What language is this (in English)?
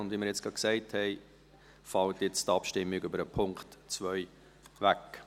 Swiss German